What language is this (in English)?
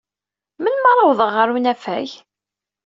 Kabyle